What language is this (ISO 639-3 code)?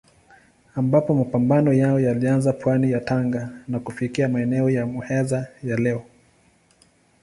swa